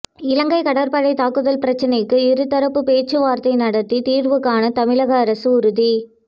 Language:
Tamil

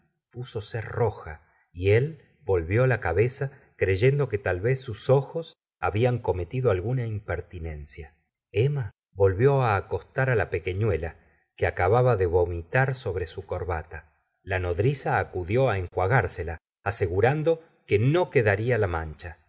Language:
Spanish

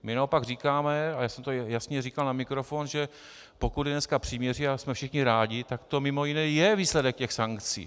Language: Czech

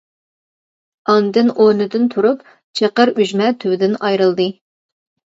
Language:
Uyghur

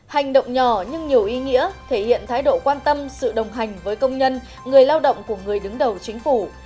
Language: Vietnamese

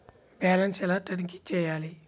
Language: Telugu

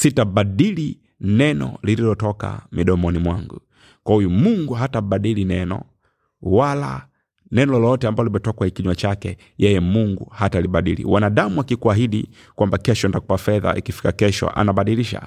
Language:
Swahili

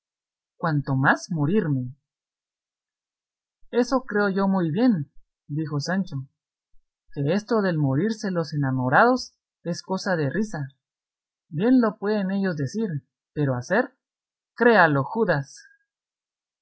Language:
Spanish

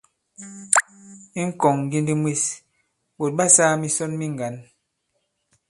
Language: Bankon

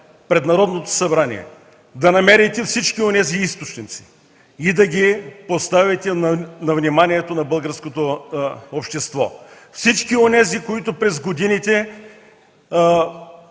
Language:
Bulgarian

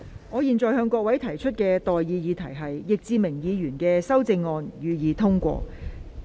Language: Cantonese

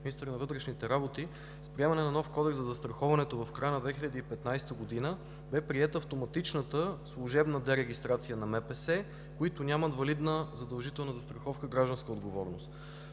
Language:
Bulgarian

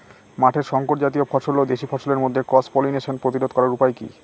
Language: Bangla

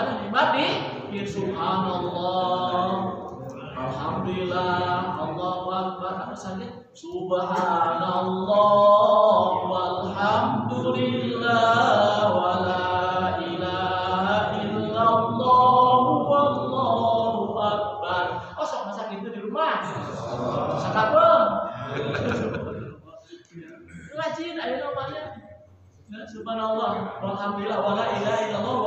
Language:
Indonesian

